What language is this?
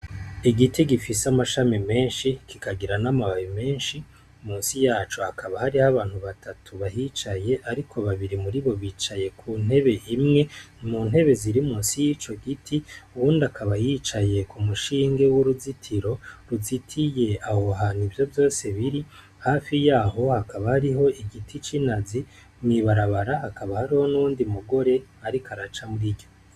Rundi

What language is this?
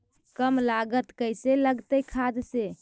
Magahi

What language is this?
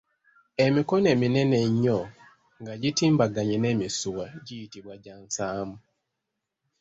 Ganda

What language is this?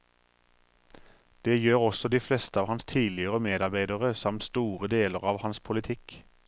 Norwegian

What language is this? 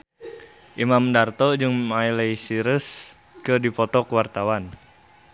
Sundanese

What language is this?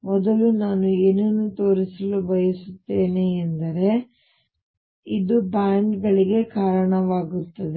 Kannada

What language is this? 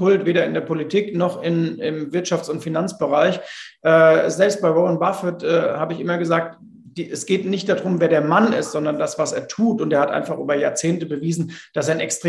German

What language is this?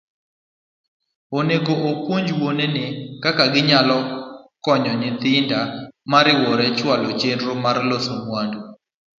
Luo (Kenya and Tanzania)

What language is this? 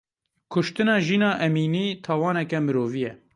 Kurdish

